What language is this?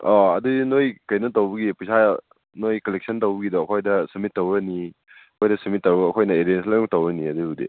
Manipuri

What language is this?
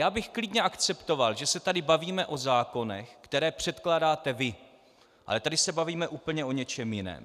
Czech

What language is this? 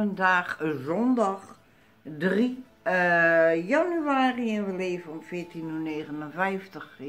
Dutch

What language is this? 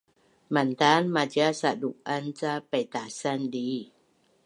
Bunun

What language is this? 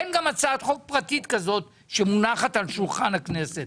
Hebrew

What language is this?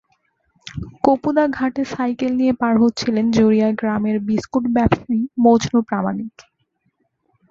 Bangla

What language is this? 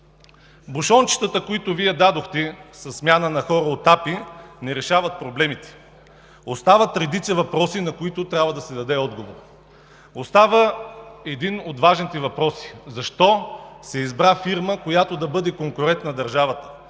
Bulgarian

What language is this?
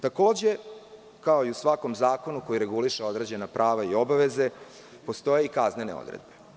Serbian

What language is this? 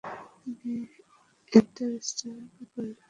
Bangla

